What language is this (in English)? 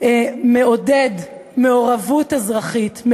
Hebrew